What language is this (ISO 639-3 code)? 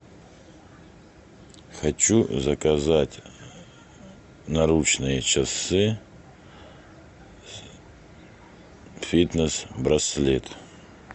rus